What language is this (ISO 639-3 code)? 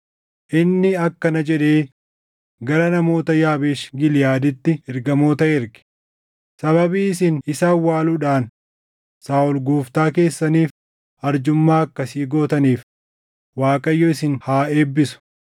orm